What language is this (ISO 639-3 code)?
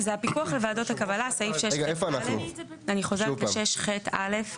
heb